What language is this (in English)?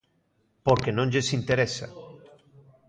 Galician